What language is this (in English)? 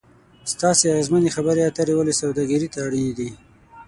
Pashto